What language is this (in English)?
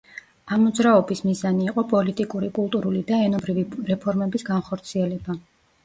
Georgian